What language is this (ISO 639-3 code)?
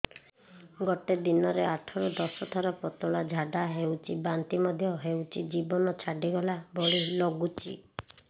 ori